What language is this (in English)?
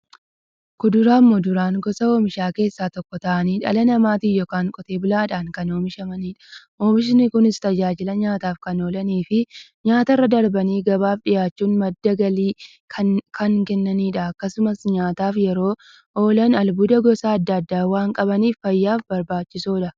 Oromo